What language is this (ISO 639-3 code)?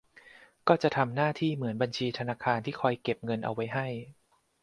tha